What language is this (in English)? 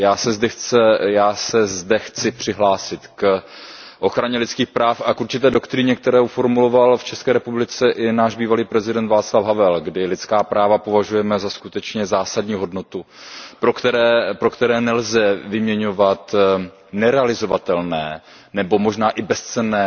Czech